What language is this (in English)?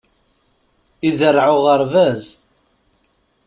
Kabyle